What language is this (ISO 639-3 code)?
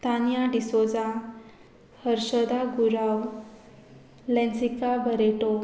kok